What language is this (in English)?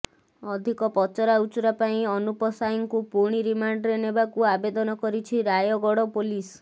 Odia